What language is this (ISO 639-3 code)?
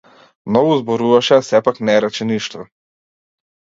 mkd